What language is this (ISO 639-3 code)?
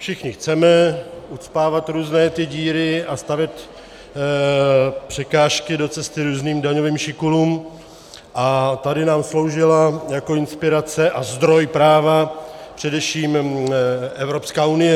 ces